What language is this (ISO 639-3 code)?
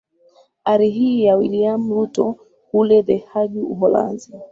swa